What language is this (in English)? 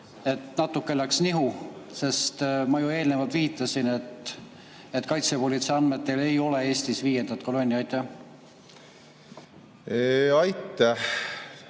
Estonian